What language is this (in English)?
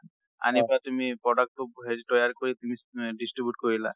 Assamese